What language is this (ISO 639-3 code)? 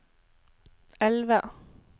nor